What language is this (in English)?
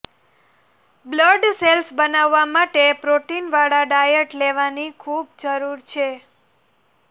Gujarati